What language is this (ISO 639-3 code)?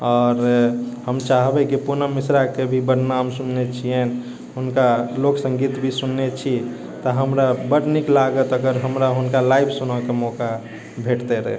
mai